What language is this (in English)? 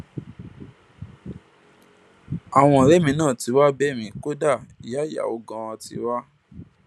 Yoruba